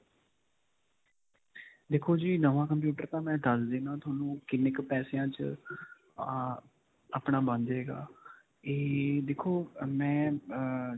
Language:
Punjabi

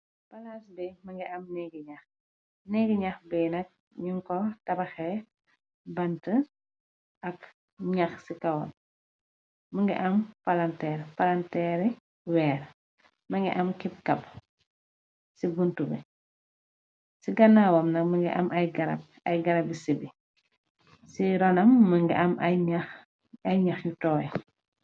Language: Wolof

